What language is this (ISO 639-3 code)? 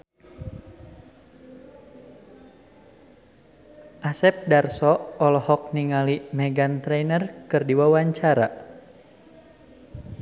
sun